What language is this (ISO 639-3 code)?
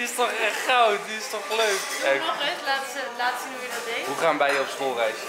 nld